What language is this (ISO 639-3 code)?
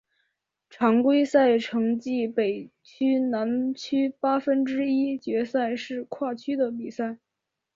zho